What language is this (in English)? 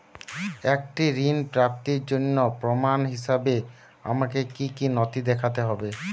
Bangla